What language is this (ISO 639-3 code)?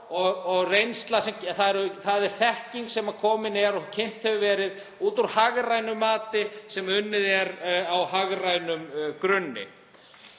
isl